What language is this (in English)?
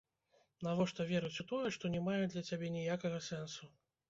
Belarusian